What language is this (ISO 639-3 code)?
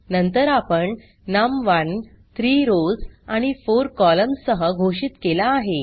mar